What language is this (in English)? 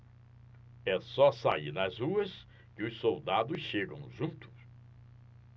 Portuguese